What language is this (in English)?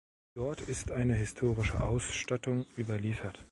German